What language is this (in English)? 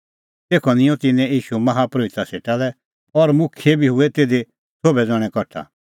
Kullu Pahari